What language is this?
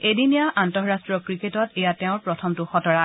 Assamese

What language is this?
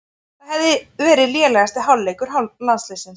Icelandic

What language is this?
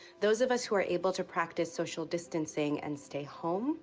English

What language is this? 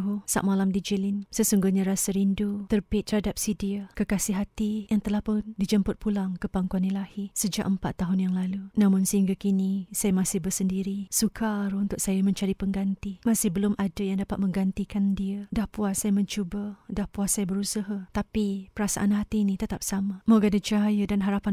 Malay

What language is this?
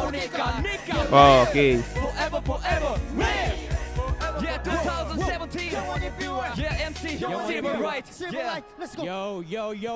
Indonesian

